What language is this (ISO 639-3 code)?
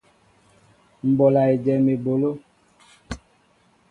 mbo